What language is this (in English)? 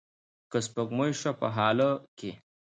Pashto